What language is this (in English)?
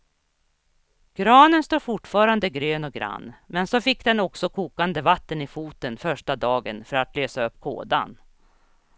Swedish